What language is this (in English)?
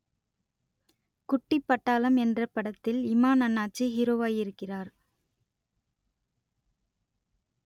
Tamil